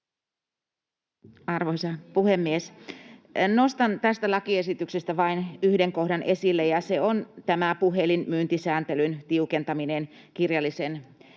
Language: Finnish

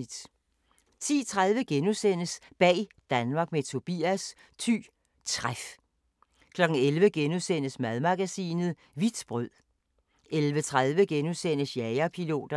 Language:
Danish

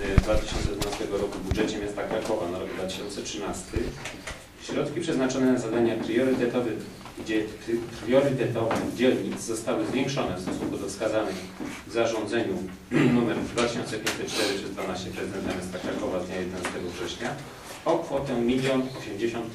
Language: Polish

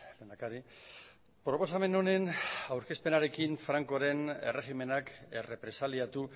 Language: Basque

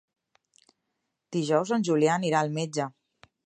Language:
Catalan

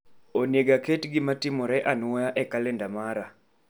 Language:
Luo (Kenya and Tanzania)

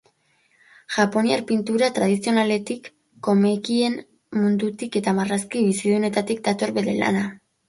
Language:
Basque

